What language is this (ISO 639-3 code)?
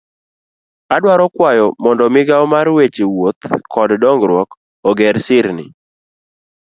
luo